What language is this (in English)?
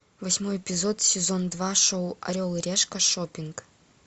Russian